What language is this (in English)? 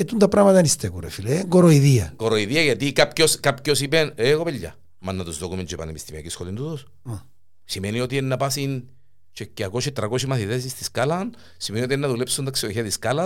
Greek